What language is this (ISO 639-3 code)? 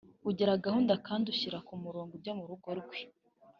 kin